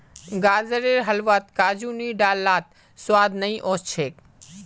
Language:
Magahi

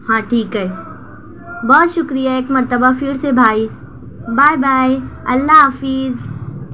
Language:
Urdu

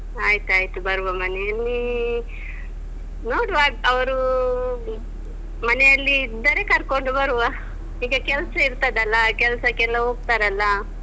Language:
Kannada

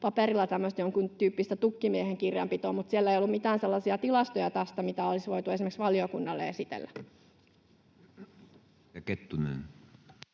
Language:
Finnish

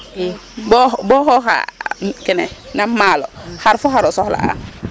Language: Serer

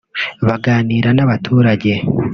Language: Kinyarwanda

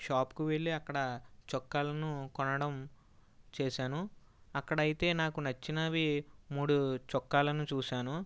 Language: Telugu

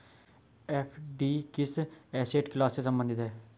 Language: Hindi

